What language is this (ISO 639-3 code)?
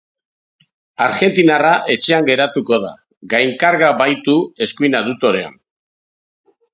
eus